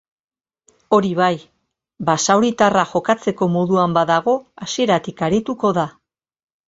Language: Basque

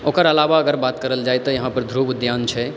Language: Maithili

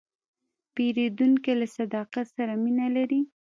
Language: Pashto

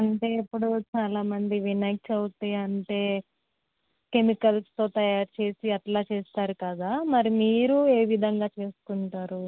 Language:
Telugu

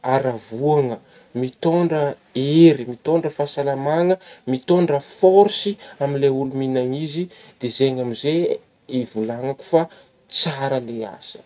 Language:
Northern Betsimisaraka Malagasy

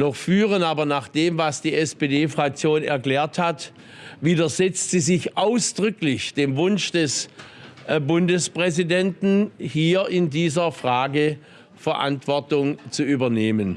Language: German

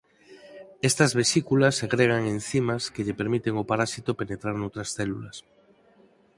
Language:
Galician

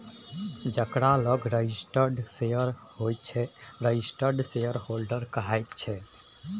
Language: Maithili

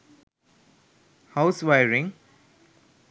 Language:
Sinhala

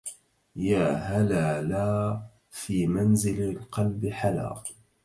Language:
Arabic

